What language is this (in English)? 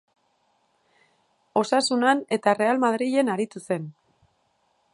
Basque